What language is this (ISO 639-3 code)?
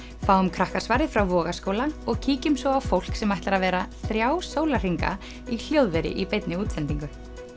isl